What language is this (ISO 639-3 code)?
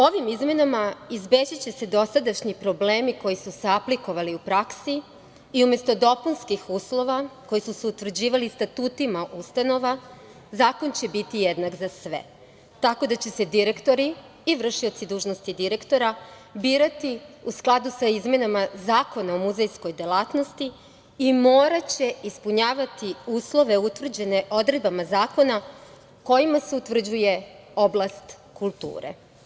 srp